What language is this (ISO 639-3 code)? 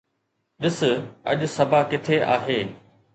snd